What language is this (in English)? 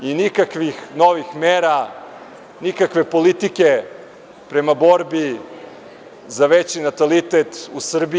Serbian